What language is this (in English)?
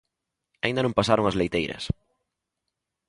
Galician